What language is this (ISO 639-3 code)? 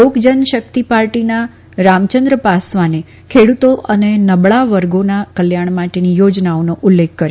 guj